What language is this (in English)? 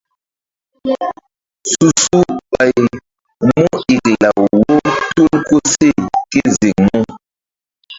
Mbum